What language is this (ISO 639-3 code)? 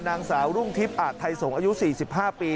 tha